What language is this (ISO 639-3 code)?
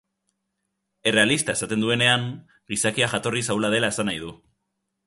eus